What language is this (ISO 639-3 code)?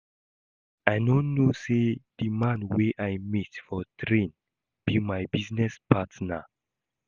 pcm